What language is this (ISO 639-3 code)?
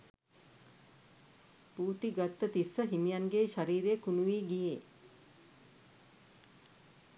sin